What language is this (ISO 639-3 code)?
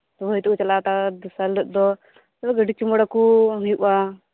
sat